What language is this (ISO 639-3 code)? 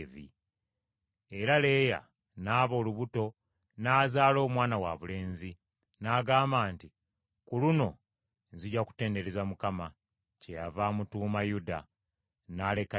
lug